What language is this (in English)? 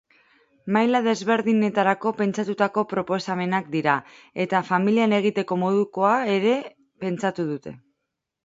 Basque